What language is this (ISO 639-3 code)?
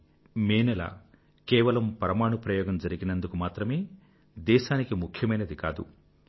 tel